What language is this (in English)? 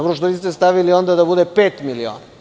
Serbian